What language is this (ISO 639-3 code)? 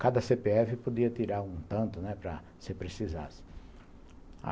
por